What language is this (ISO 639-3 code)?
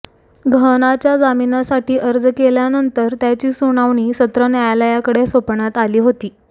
mar